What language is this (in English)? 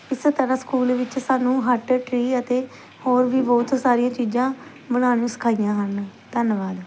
Punjabi